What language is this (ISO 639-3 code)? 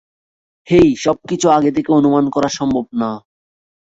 ben